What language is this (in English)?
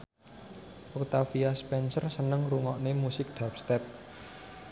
Javanese